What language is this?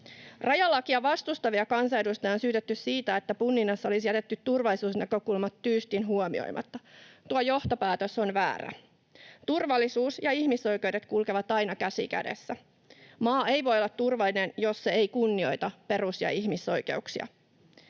Finnish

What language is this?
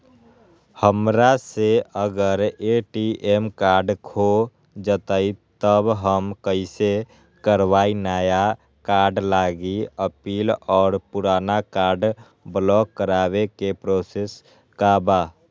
Magahi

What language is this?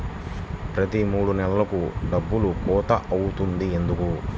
Telugu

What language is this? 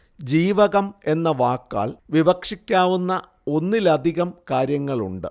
Malayalam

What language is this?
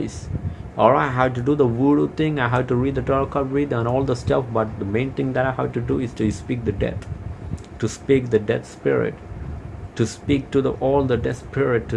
English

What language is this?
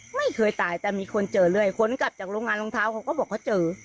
Thai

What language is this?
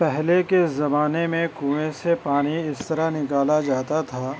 Urdu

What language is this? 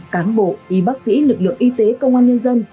Vietnamese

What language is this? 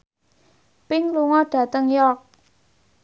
Javanese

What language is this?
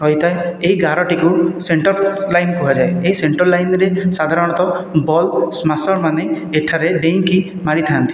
Odia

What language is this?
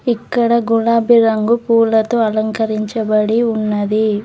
Telugu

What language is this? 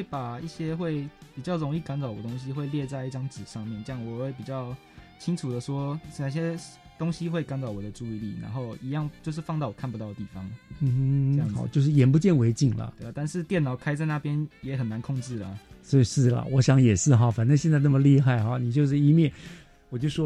Chinese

